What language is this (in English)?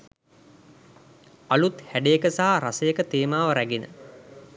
Sinhala